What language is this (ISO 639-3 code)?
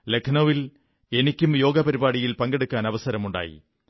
mal